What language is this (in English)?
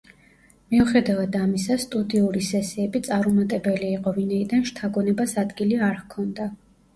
Georgian